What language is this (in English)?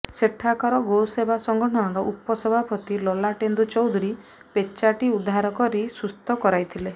Odia